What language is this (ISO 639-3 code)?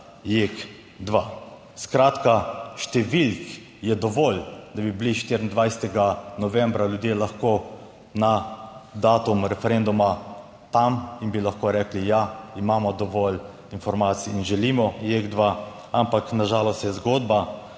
slv